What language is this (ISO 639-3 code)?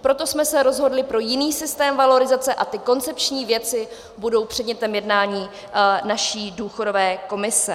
ces